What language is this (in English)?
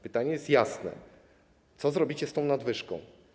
Polish